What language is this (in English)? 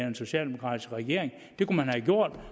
Danish